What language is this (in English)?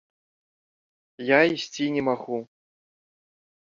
Belarusian